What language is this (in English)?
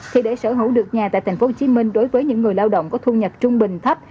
Vietnamese